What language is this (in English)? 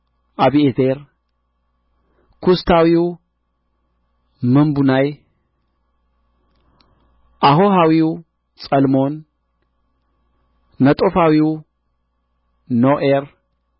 Amharic